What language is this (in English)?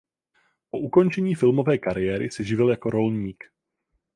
Czech